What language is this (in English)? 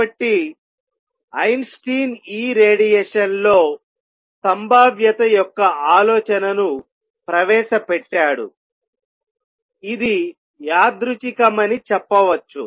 Telugu